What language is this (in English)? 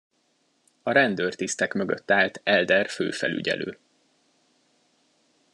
Hungarian